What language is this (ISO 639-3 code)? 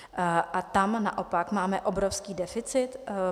ces